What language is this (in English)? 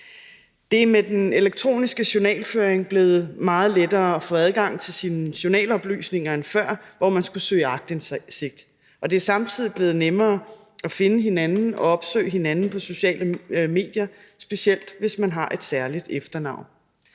Danish